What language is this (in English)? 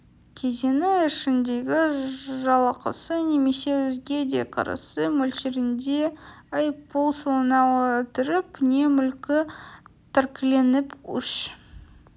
Kazakh